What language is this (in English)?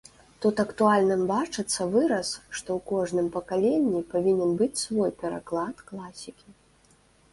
Belarusian